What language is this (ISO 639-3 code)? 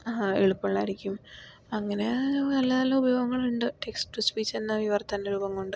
mal